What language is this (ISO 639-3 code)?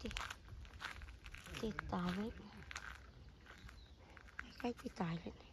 vie